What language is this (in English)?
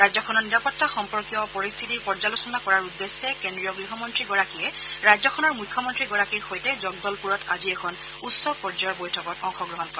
Assamese